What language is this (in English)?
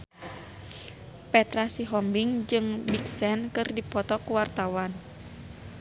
Sundanese